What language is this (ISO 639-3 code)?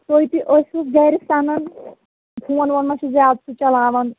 kas